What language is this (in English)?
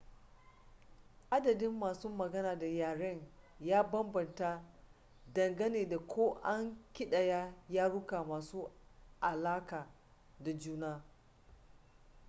Hausa